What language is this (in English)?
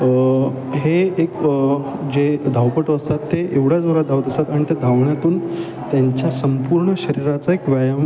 Marathi